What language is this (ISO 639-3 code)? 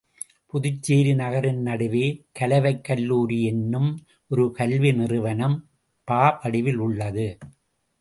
tam